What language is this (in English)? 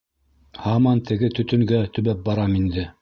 Bashkir